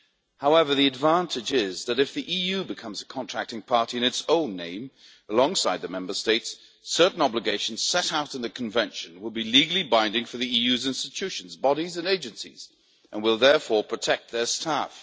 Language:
English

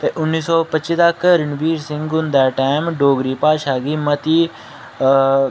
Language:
Dogri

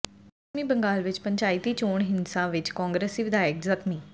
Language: Punjabi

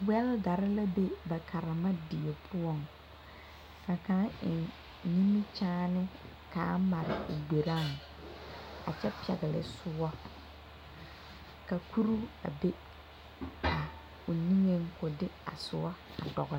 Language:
Southern Dagaare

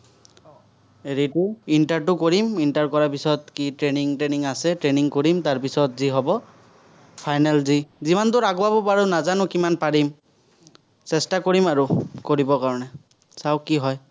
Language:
Assamese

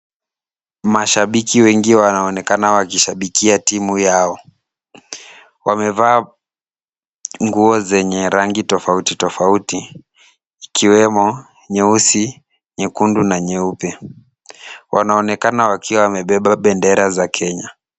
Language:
Swahili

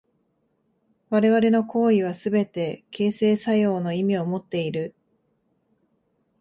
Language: Japanese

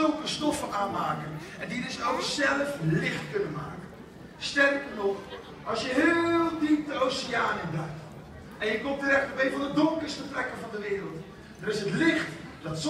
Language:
Dutch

